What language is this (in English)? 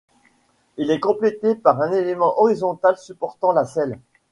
French